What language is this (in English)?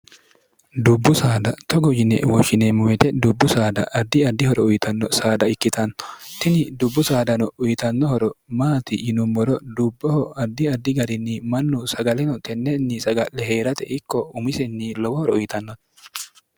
Sidamo